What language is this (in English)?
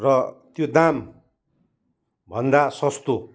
Nepali